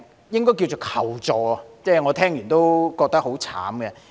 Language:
Cantonese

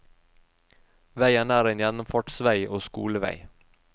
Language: Norwegian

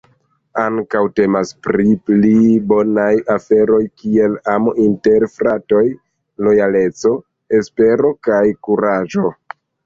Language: Esperanto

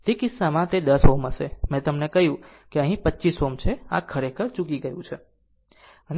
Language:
Gujarati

